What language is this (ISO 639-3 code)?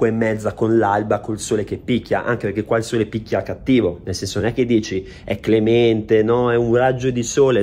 ita